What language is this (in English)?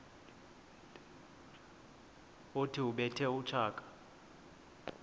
Xhosa